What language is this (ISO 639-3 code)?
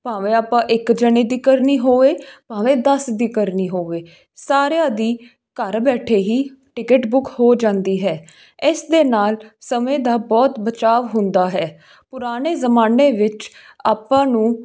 pan